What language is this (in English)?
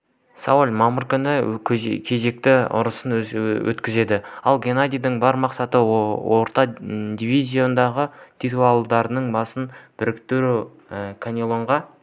Kazakh